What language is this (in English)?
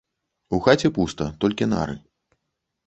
Belarusian